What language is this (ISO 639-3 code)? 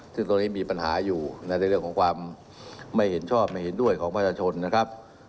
tha